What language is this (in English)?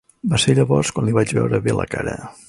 Catalan